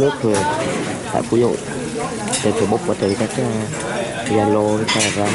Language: Vietnamese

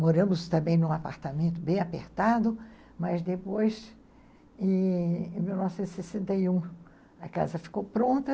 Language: Portuguese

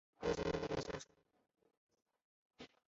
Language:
Chinese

